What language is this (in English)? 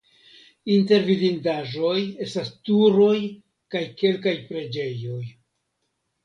Esperanto